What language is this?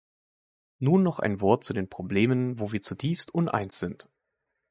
German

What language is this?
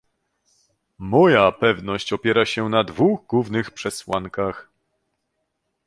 Polish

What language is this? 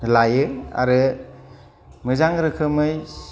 Bodo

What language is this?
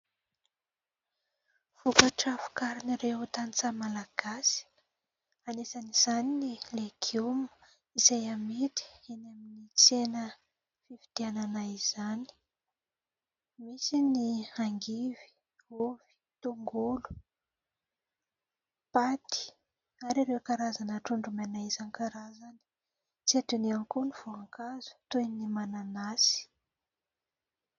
Malagasy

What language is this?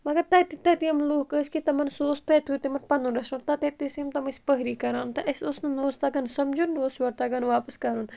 Kashmiri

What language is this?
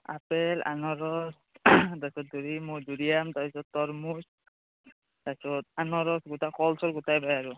Assamese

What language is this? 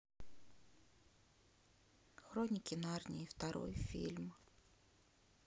Russian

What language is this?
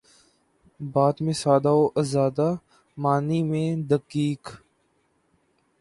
Urdu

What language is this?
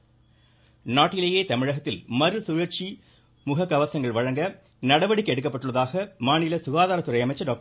Tamil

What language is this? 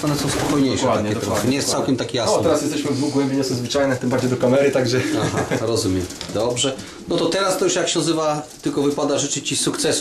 Polish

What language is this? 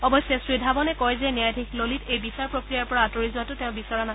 Assamese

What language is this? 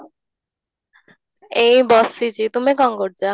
Odia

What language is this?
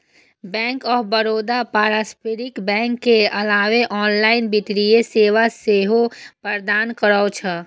Maithili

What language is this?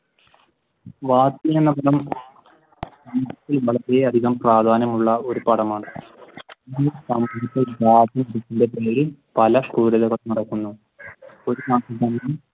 Malayalam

